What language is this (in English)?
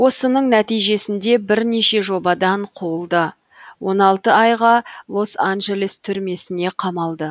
Kazakh